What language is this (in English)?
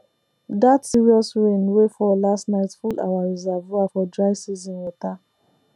Nigerian Pidgin